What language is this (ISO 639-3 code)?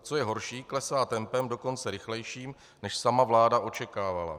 ces